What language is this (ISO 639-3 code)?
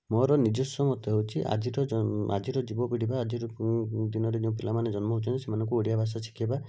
ori